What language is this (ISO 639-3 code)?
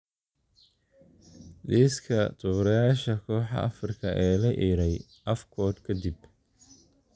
som